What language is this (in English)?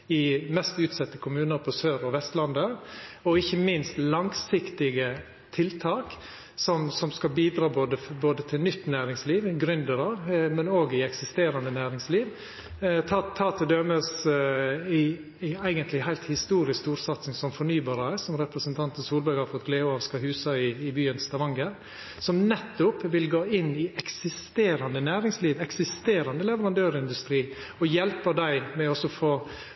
Norwegian Nynorsk